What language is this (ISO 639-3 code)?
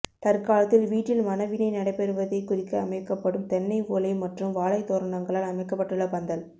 tam